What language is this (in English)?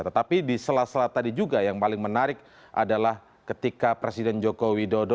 Indonesian